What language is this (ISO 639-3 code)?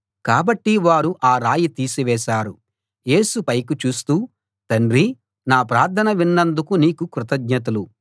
tel